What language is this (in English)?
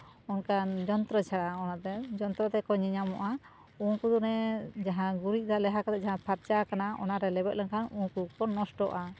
Santali